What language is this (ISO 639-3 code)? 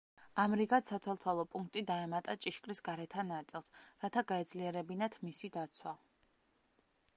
kat